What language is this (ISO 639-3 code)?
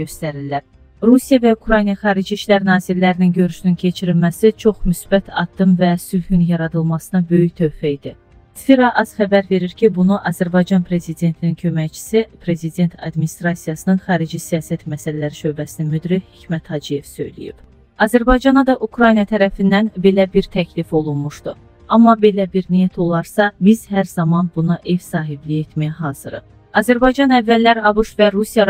tur